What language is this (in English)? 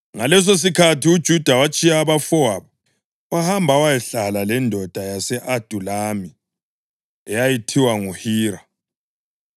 North Ndebele